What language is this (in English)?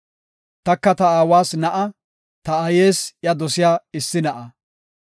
Gofa